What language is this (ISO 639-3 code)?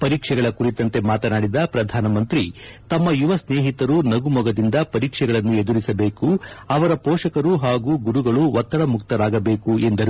kan